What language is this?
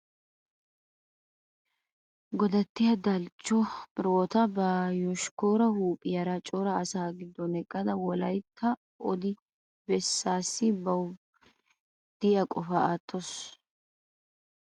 Wolaytta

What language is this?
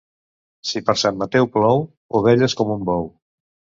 Catalan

